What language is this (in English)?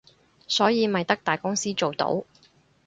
Cantonese